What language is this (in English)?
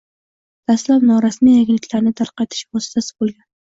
Uzbek